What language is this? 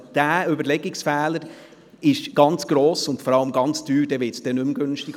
Swiss German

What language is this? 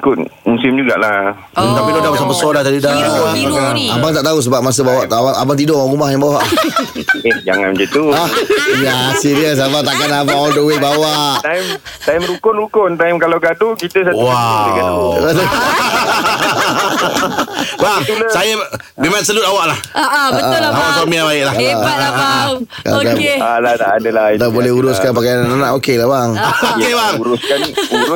Malay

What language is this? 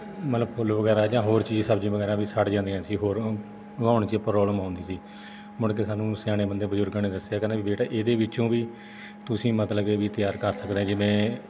Punjabi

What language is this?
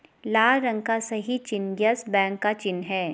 Hindi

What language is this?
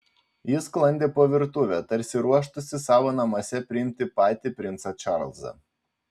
Lithuanian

